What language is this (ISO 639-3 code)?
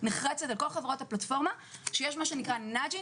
heb